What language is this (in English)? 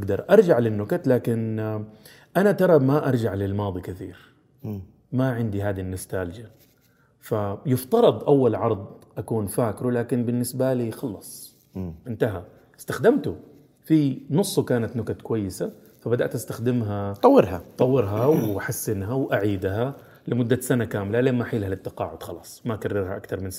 Arabic